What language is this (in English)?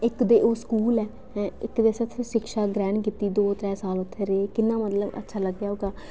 Dogri